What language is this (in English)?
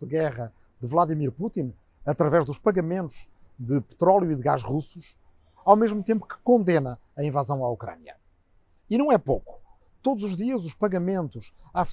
Portuguese